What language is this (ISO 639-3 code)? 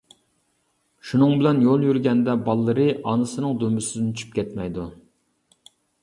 uig